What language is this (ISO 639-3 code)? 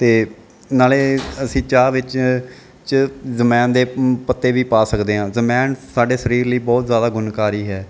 pan